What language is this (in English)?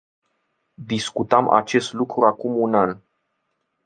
Romanian